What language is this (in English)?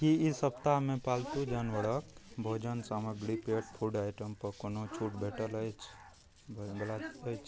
Maithili